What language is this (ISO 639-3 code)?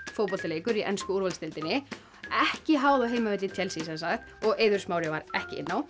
isl